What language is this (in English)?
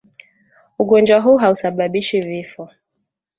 Swahili